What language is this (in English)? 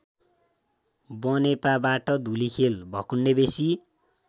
Nepali